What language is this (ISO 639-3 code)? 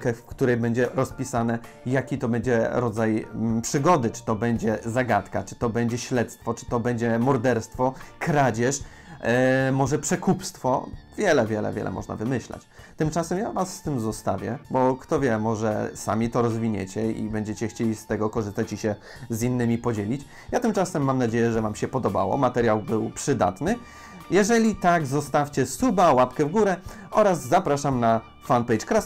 pol